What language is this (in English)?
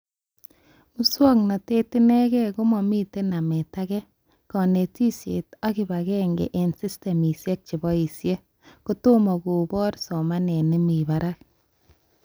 Kalenjin